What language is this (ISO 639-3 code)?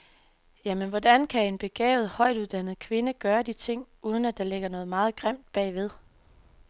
dan